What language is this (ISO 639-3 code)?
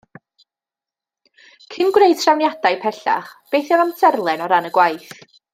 cym